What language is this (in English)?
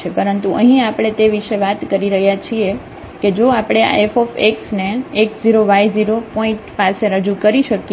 Gujarati